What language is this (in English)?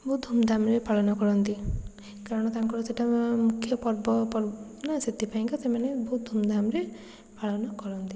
Odia